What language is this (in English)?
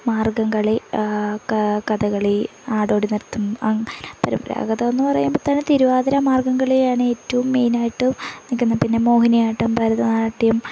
Malayalam